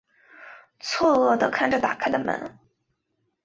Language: Chinese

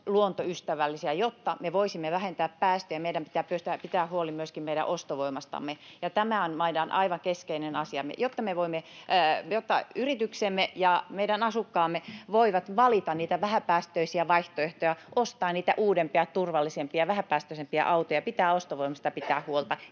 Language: Finnish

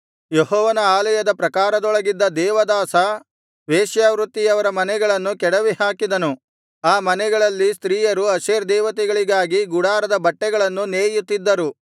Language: Kannada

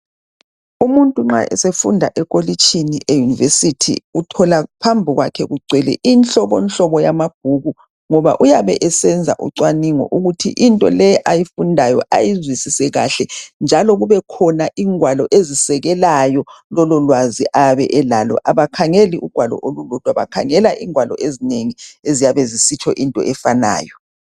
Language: North Ndebele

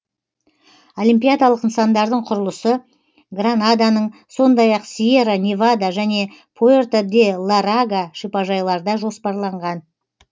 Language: Kazakh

